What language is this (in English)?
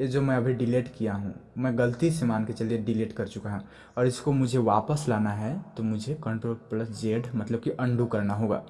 Hindi